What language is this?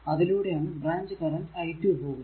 Malayalam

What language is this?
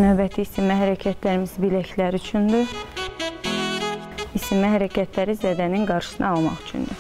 Turkish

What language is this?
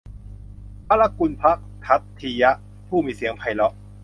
Thai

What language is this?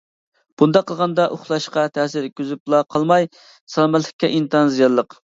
Uyghur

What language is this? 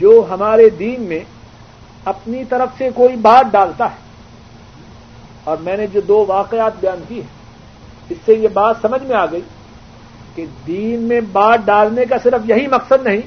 Urdu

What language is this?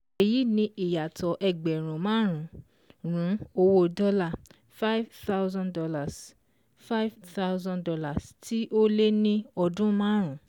Yoruba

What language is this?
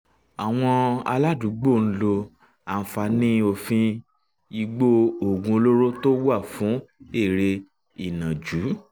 Yoruba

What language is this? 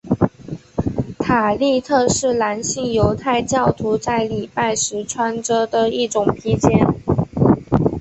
Chinese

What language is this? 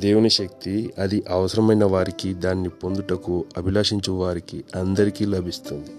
Telugu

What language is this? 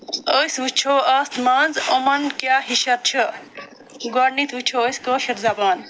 Kashmiri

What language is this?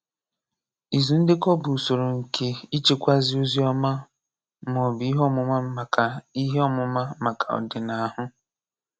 Igbo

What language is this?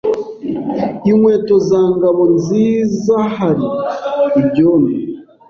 Kinyarwanda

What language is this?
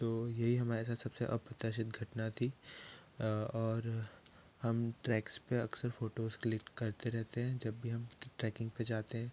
Hindi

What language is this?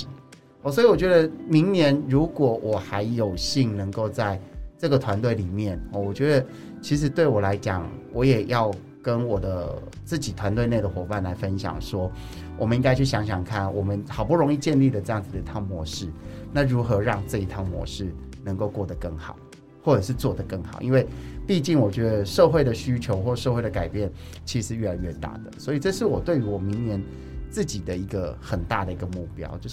Chinese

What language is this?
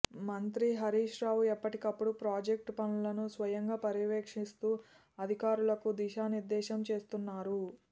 Telugu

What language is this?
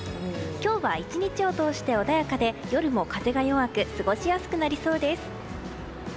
Japanese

